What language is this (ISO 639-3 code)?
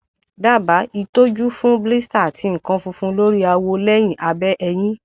yor